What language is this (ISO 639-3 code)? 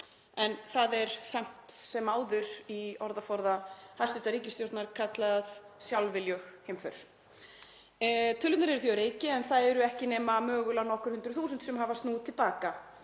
isl